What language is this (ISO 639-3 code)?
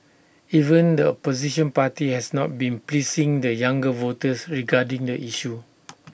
eng